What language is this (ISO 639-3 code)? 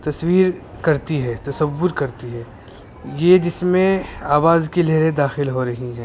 urd